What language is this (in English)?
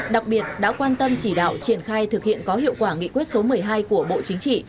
Vietnamese